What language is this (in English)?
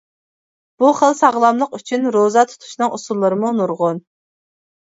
Uyghur